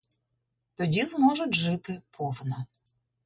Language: Ukrainian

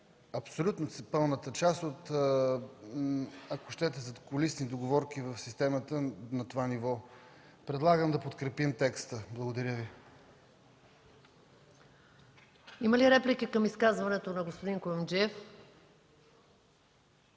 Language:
Bulgarian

